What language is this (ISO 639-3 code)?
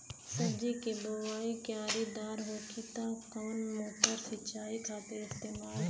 bho